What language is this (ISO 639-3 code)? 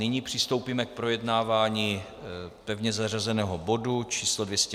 ces